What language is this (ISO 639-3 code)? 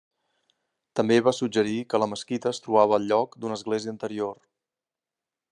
cat